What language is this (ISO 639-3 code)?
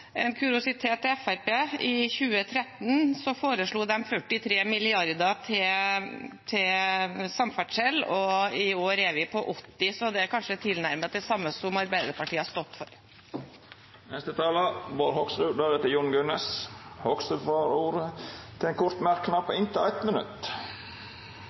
nor